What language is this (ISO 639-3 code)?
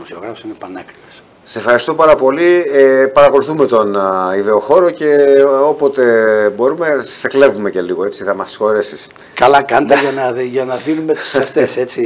ell